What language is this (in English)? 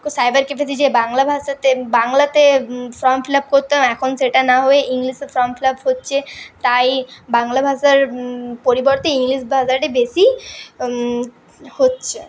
Bangla